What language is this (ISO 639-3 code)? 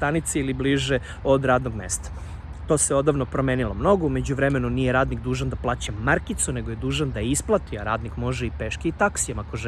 srp